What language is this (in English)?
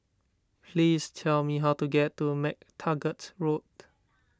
English